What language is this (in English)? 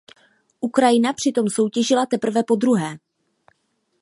Czech